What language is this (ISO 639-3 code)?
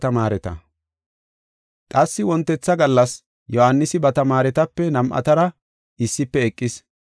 gof